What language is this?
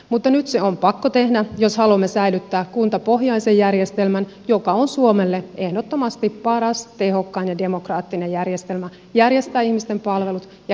Finnish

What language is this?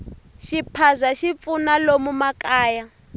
Tsonga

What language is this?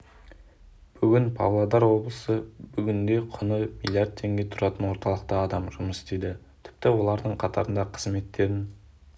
Kazakh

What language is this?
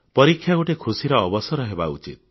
Odia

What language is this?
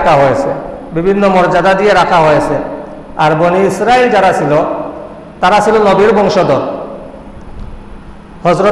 Indonesian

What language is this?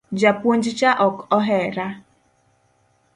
Luo (Kenya and Tanzania)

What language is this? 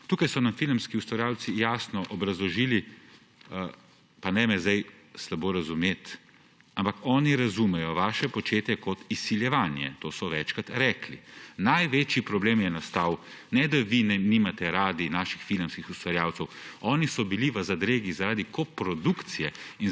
Slovenian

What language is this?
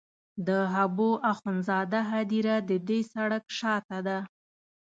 Pashto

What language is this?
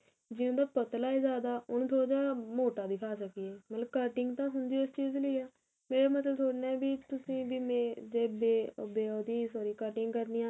Punjabi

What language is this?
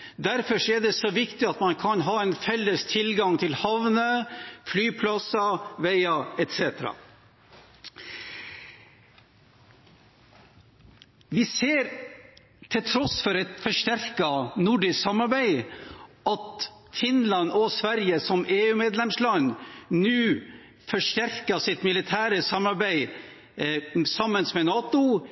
Norwegian Bokmål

